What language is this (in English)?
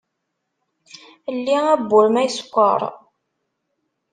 Kabyle